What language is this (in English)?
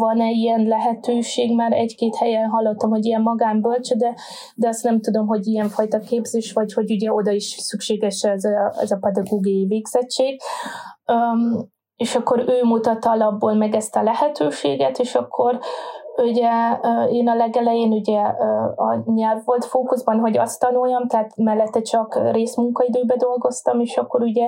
Hungarian